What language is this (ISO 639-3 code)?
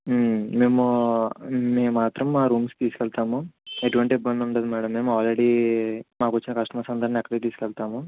tel